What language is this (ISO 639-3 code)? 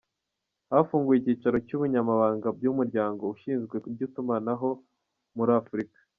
kin